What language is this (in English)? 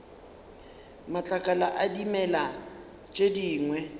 Northern Sotho